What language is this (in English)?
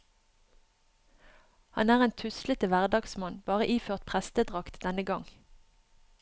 Norwegian